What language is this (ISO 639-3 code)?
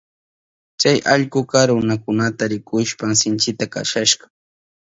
qup